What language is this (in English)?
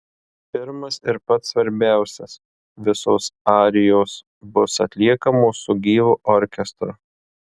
Lithuanian